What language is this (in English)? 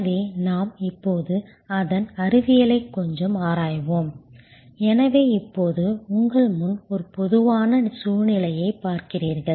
Tamil